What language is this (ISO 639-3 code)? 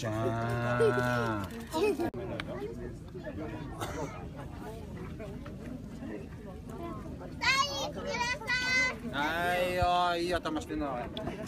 jpn